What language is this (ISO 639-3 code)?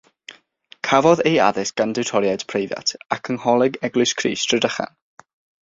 cym